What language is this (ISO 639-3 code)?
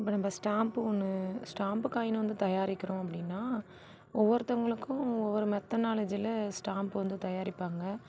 tam